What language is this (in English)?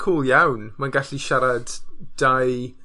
Welsh